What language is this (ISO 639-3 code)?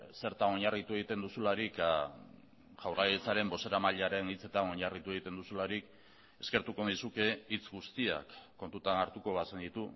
eus